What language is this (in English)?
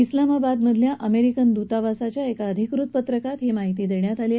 Marathi